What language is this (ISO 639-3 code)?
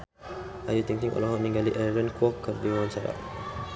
sun